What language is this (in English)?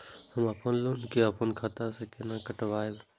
Maithili